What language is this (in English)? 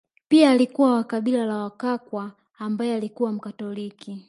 Swahili